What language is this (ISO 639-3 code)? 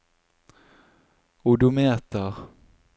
nor